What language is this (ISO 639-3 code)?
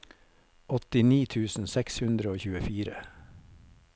nor